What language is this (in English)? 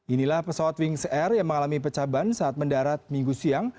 Indonesian